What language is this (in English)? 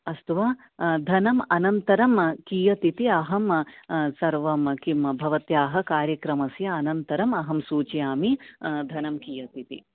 Sanskrit